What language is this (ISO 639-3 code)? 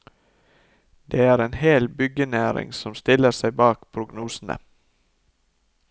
nor